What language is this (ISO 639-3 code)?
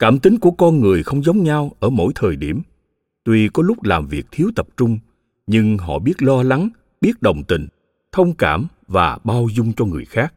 vie